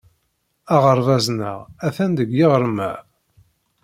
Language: Kabyle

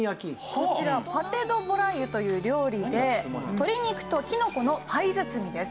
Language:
Japanese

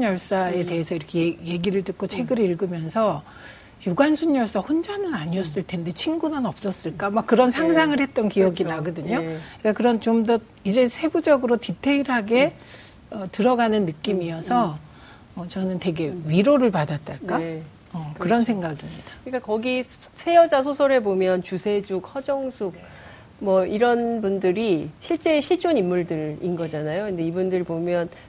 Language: Korean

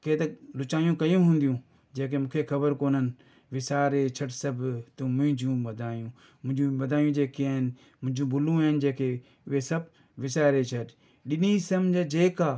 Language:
Sindhi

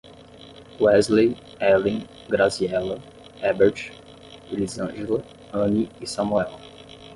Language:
Portuguese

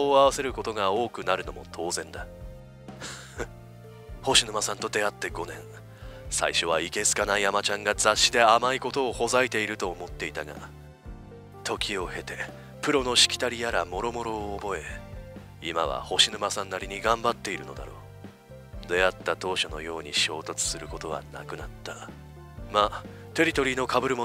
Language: Japanese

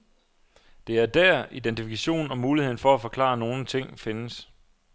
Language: Danish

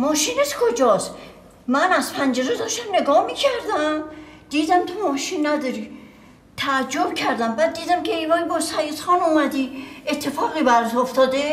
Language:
Persian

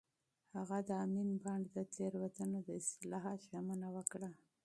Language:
Pashto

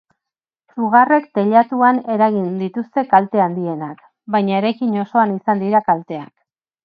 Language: Basque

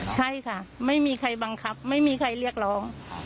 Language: Thai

